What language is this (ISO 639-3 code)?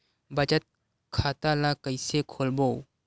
hne